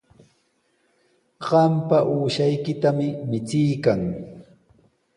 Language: Sihuas Ancash Quechua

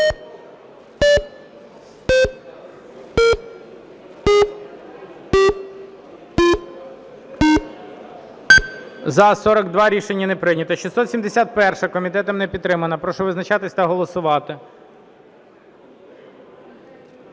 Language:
Ukrainian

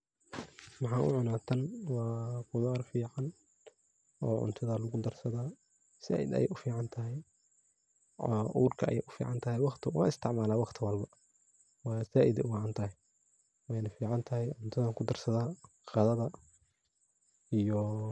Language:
Somali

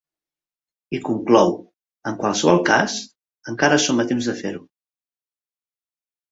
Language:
Catalan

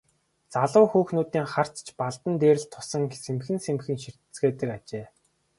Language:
Mongolian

